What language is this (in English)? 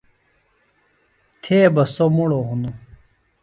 Phalura